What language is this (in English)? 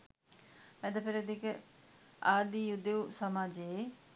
Sinhala